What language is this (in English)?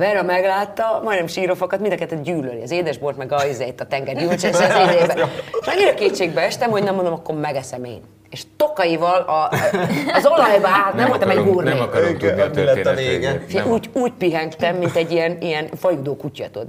Hungarian